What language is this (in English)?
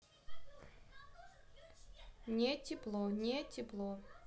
Russian